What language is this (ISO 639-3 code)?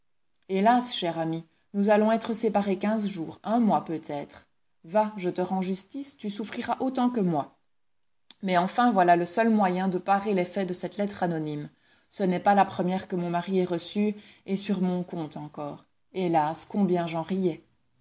fra